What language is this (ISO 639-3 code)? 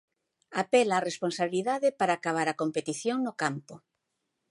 glg